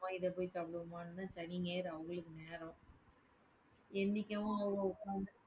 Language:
Tamil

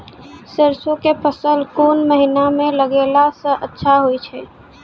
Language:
Maithili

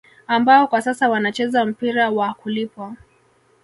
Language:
Swahili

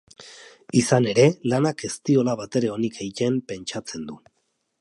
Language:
Basque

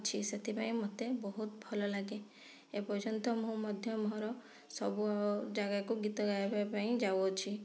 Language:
Odia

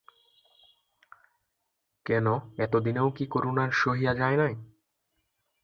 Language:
Bangla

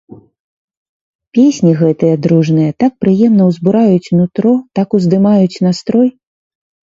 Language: Belarusian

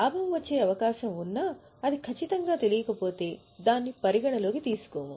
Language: Telugu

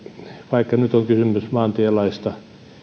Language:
Finnish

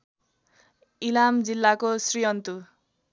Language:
Nepali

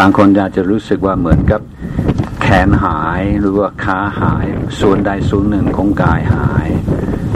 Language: Thai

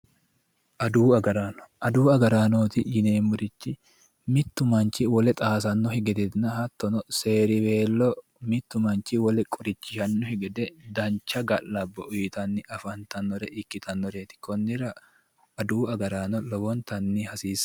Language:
Sidamo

